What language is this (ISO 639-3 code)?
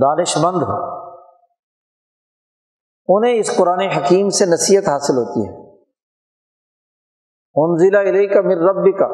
urd